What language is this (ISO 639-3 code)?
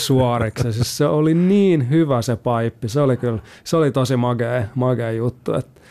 fin